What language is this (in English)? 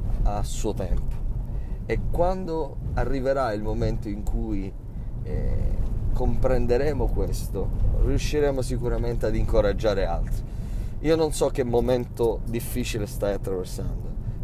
Italian